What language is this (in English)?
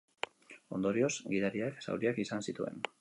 Basque